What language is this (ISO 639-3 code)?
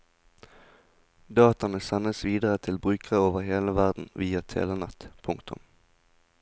nor